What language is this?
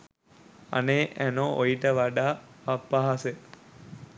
Sinhala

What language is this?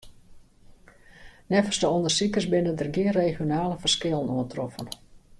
Western Frisian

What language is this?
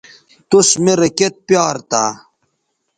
Bateri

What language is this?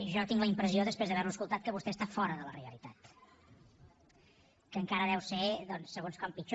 Catalan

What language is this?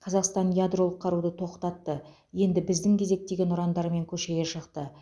Kazakh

